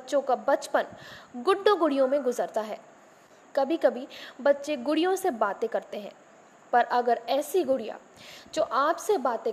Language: Hindi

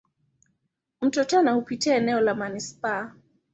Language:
Swahili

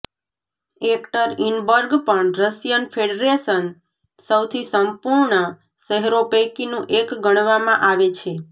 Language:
Gujarati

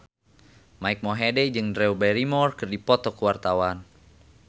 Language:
Sundanese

